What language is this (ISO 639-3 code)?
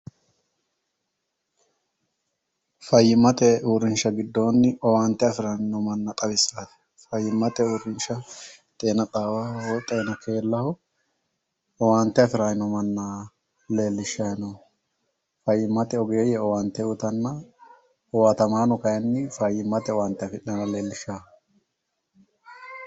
sid